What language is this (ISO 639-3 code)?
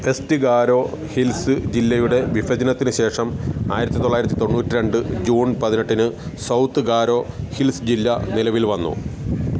mal